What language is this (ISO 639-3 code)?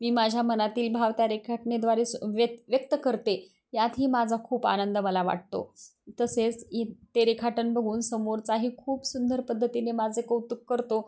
mar